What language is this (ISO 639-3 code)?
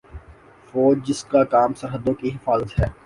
urd